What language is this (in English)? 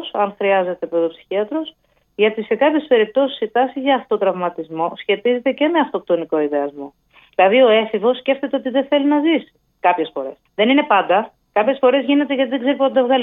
Greek